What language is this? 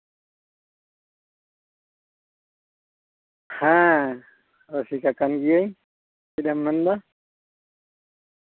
Santali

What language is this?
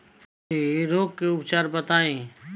Bhojpuri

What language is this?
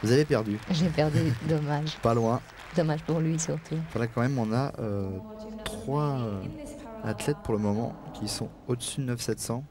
French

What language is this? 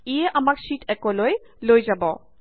Assamese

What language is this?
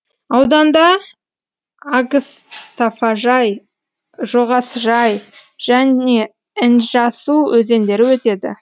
Kazakh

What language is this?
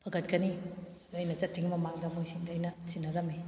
Manipuri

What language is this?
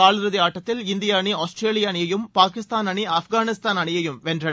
Tamil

